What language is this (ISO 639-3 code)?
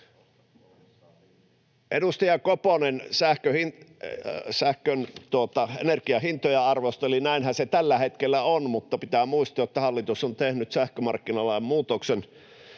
fin